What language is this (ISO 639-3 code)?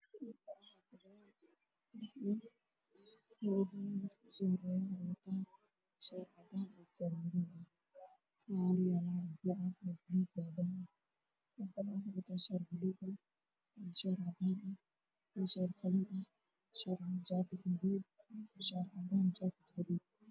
som